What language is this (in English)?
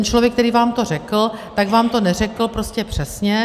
Czech